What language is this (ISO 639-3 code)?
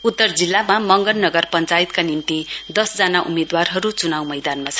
nep